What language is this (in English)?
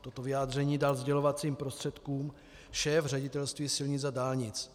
Czech